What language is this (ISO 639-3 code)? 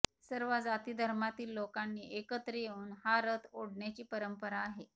mar